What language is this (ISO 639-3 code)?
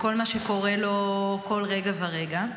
heb